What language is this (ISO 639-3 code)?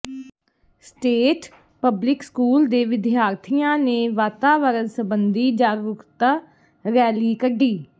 pan